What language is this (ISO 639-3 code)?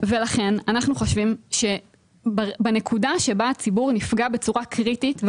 heb